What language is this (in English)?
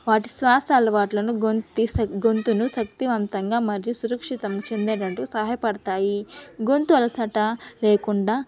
Telugu